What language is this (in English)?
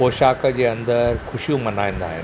Sindhi